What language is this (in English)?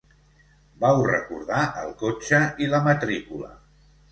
Catalan